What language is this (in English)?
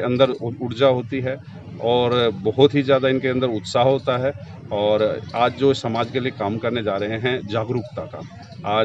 Hindi